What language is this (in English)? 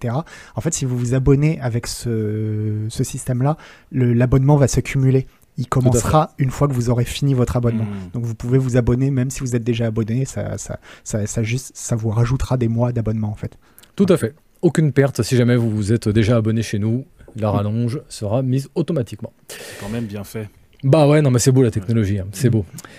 French